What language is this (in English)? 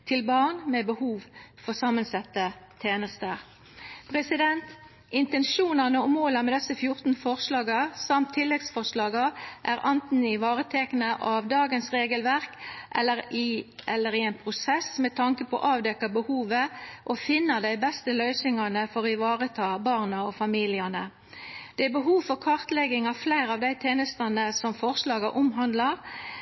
Norwegian Nynorsk